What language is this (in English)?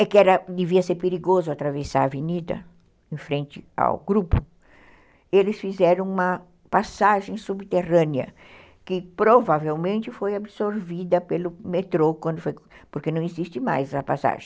Portuguese